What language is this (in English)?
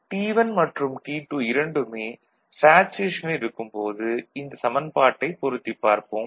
Tamil